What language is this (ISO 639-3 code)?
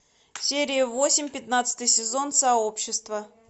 rus